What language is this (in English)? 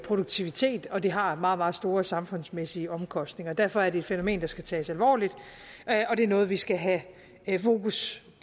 Danish